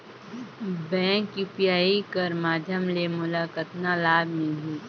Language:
Chhattisgarhi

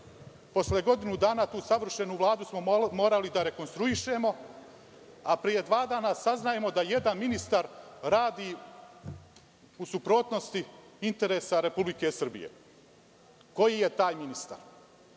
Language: Serbian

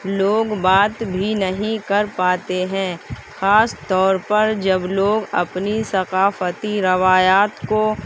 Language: Urdu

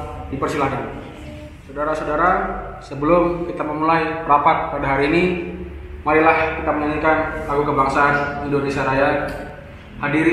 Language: Indonesian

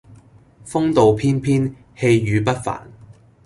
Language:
Cantonese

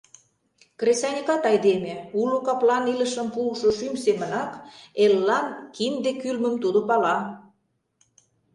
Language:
Mari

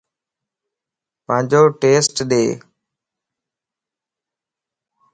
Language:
Lasi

